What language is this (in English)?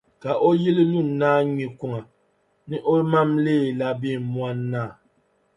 Dagbani